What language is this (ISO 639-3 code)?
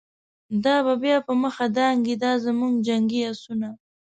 pus